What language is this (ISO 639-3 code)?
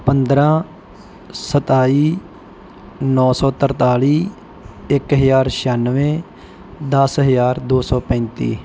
pan